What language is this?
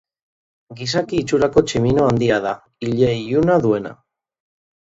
Basque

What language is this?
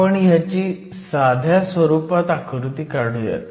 Marathi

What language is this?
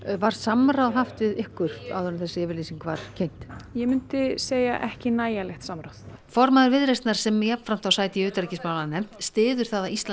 Icelandic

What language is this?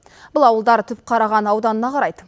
Kazakh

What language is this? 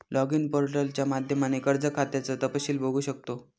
Marathi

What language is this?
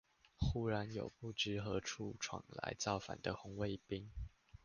Chinese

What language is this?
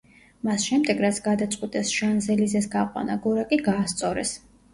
Georgian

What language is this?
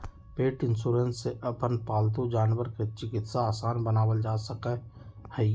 Magahi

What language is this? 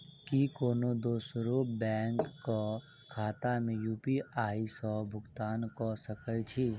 Maithili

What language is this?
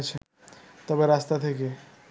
Bangla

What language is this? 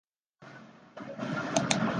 Chinese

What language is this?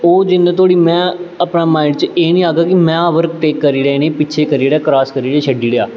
Dogri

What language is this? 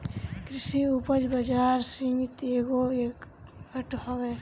Bhojpuri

